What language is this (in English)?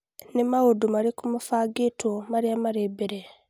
Kikuyu